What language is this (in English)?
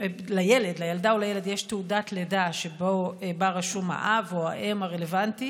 Hebrew